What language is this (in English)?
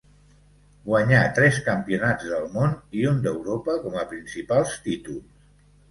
Catalan